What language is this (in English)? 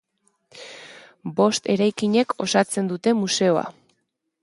Basque